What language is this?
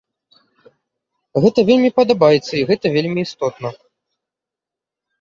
Belarusian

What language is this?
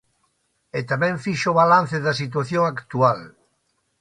Galician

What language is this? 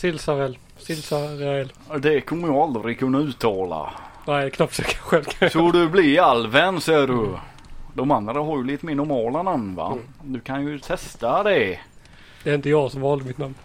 Swedish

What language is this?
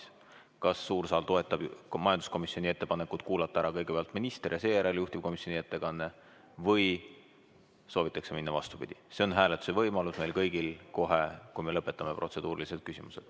Estonian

